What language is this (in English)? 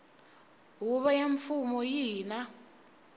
Tsonga